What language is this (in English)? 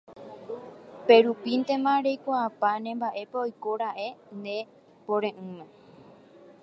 Guarani